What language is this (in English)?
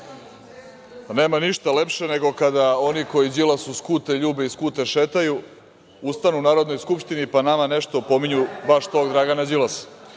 Serbian